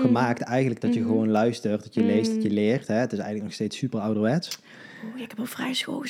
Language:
Dutch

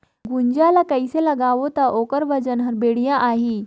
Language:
Chhattisgarhi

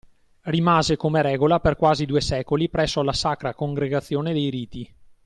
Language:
Italian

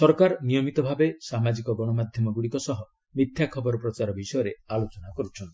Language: Odia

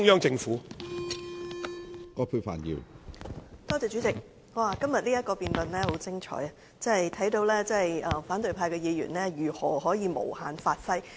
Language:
Cantonese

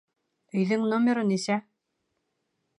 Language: Bashkir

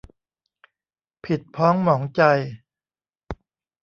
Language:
Thai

